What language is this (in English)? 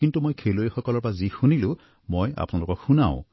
Assamese